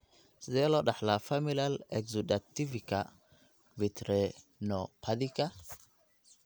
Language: Somali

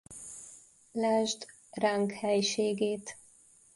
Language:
Hungarian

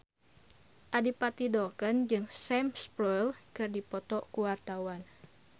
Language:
Sundanese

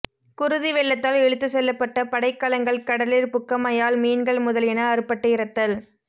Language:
Tamil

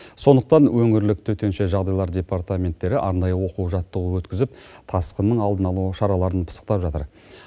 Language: Kazakh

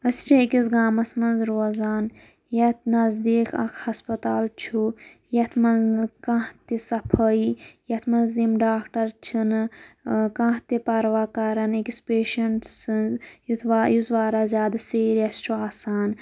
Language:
Kashmiri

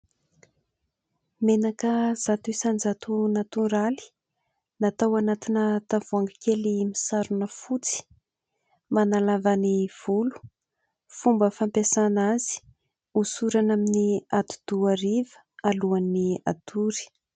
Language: Malagasy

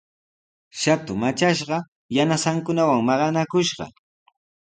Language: Sihuas Ancash Quechua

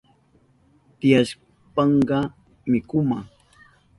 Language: Southern Pastaza Quechua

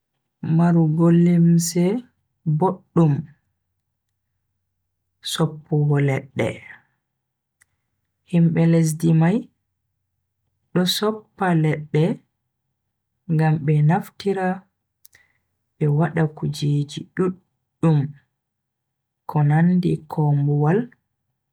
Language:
Bagirmi Fulfulde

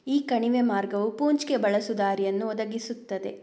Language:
Kannada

